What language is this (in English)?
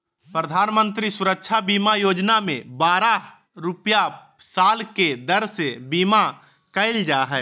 Magahi